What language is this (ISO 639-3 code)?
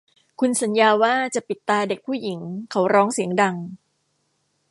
tha